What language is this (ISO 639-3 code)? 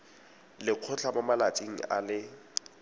tsn